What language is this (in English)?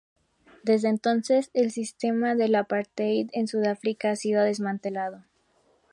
Spanish